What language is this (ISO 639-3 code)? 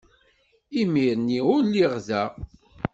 kab